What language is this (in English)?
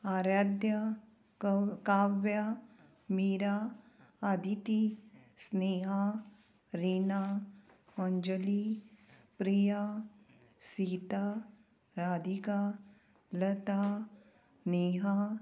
Konkani